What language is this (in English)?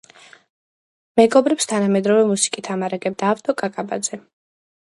Georgian